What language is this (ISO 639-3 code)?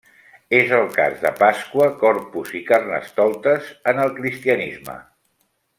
cat